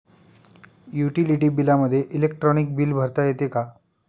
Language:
Marathi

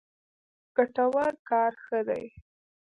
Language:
Pashto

